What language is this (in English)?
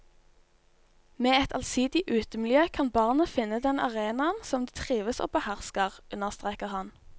Norwegian